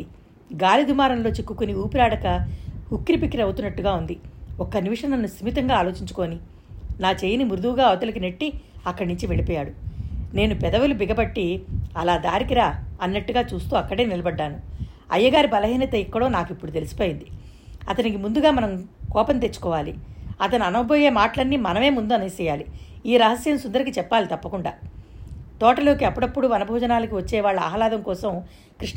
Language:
Telugu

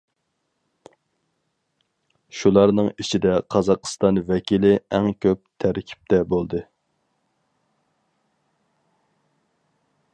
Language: Uyghur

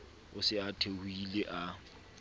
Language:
Southern Sotho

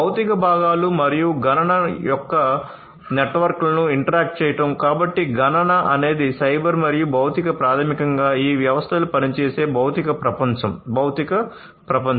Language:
Telugu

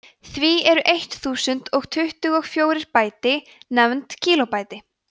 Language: Icelandic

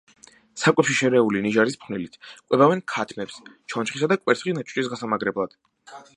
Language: Georgian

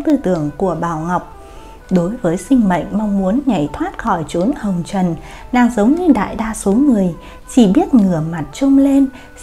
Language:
Vietnamese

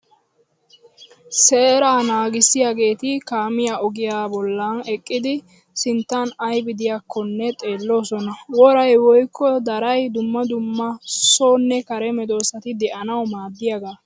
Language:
Wolaytta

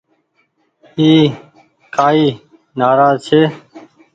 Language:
Goaria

